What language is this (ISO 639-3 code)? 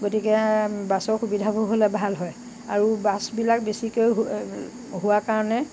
asm